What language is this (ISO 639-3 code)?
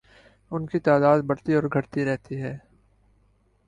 urd